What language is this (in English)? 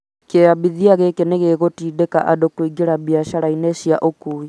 Kikuyu